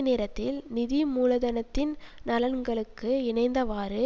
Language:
Tamil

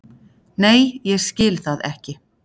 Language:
Icelandic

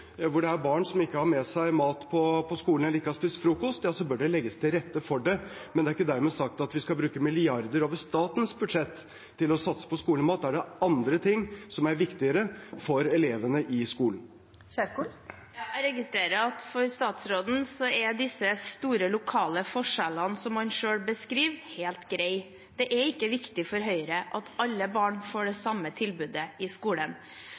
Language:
Norwegian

